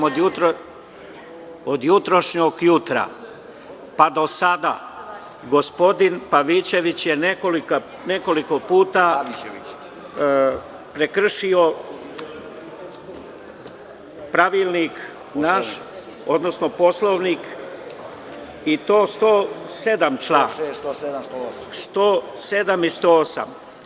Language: Serbian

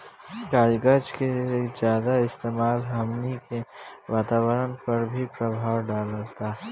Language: Bhojpuri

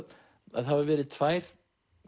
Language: Icelandic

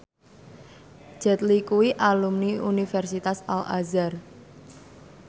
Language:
Javanese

